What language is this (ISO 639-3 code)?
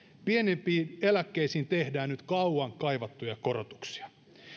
fin